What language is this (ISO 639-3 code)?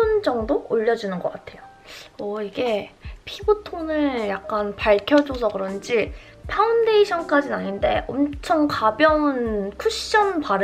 kor